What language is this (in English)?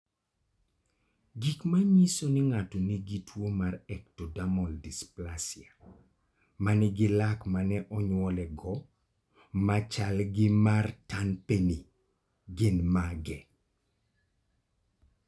Luo (Kenya and Tanzania)